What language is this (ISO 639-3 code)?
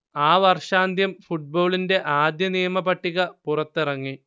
mal